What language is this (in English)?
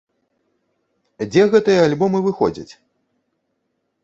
Belarusian